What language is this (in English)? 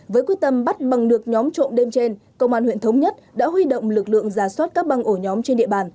Vietnamese